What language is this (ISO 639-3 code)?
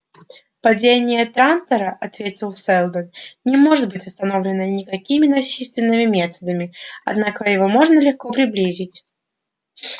rus